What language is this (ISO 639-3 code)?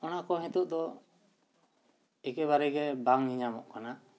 sat